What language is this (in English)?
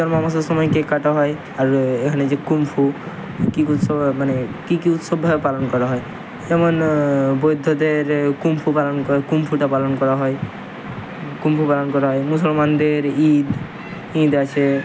Bangla